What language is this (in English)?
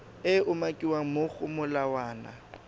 Tswana